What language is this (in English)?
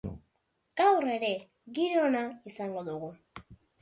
Basque